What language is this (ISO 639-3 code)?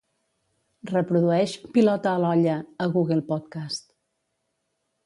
cat